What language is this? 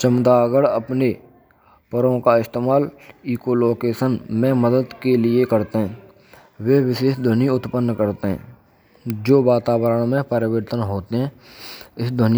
Braj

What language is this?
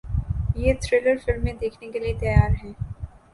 Urdu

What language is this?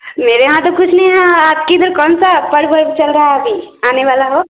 Hindi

